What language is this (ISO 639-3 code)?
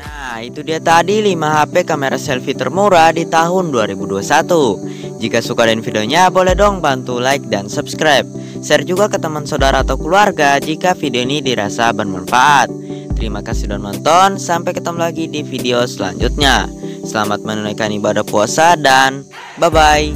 ind